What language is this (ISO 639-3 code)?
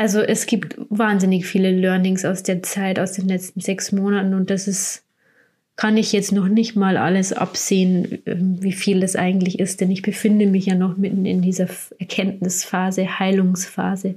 deu